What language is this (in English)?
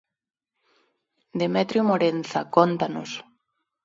Galician